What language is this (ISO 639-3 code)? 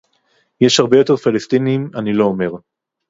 heb